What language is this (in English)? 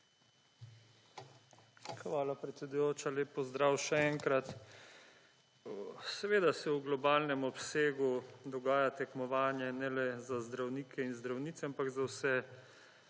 Slovenian